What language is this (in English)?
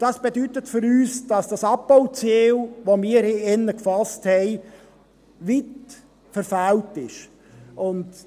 Swiss German